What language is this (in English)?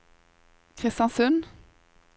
Norwegian